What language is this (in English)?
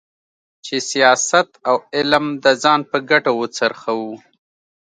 Pashto